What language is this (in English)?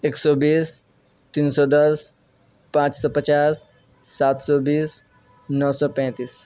Urdu